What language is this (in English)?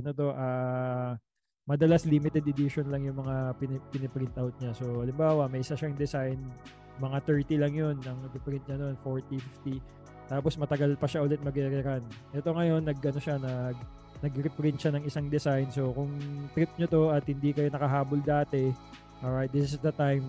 Filipino